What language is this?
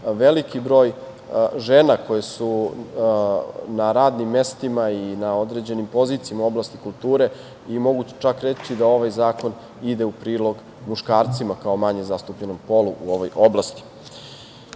Serbian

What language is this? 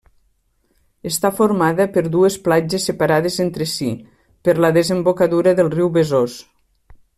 Catalan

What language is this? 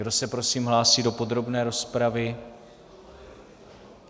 Czech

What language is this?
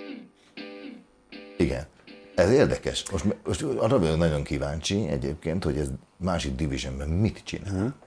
Hungarian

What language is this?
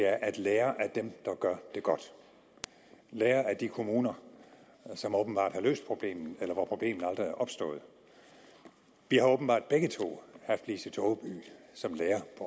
Danish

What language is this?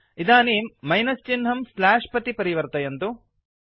Sanskrit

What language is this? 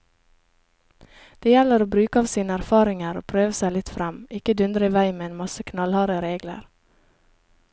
Norwegian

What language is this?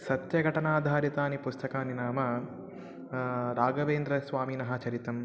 Sanskrit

